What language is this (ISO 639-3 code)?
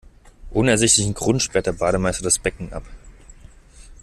deu